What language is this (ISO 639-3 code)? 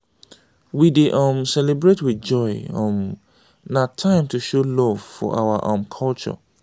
pcm